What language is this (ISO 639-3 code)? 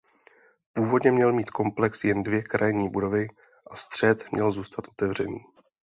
ces